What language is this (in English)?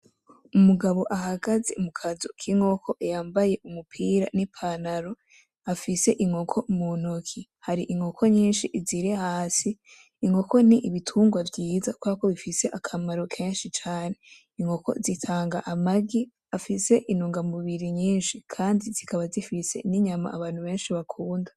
Rundi